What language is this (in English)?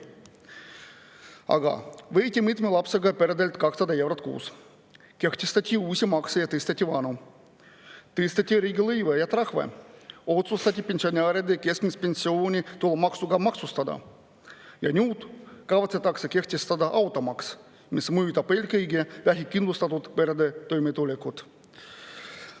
Estonian